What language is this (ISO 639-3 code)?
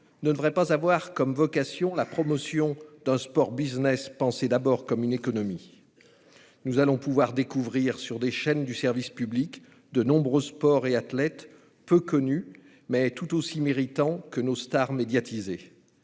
fra